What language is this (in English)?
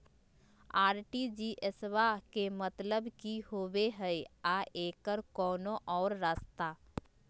Magahi